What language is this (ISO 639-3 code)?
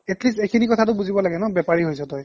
asm